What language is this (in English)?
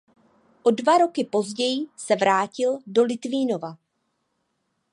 Czech